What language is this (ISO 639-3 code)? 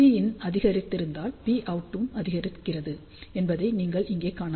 tam